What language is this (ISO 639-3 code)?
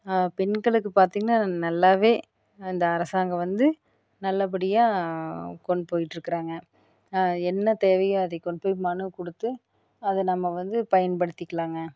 tam